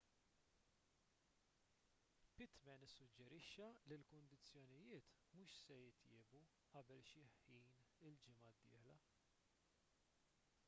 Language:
Maltese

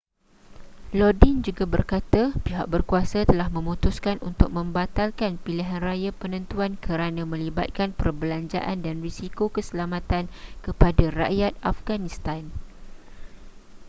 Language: Malay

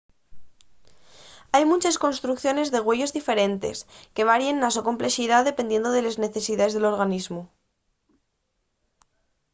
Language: Asturian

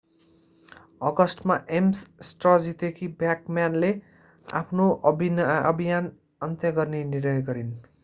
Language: Nepali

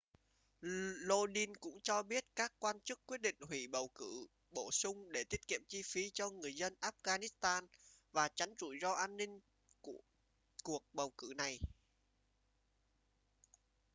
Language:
Vietnamese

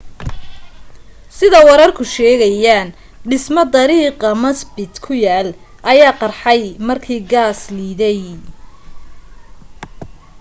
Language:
Somali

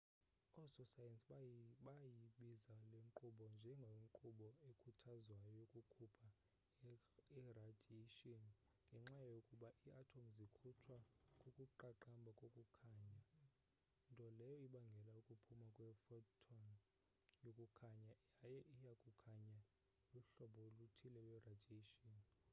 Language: Xhosa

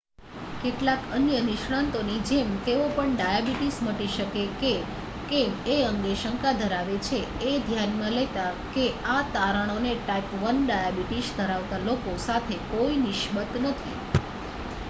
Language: Gujarati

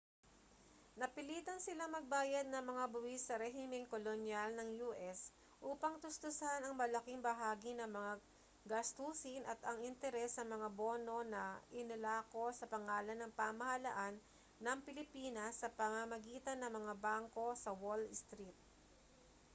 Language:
Filipino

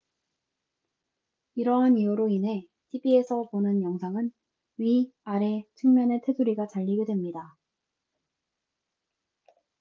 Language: Korean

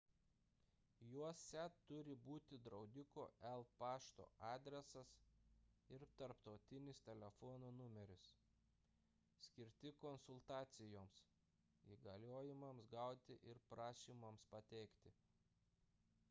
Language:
Lithuanian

